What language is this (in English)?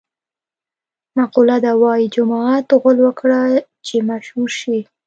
Pashto